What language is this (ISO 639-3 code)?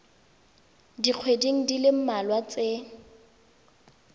tsn